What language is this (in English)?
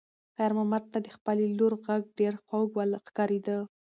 Pashto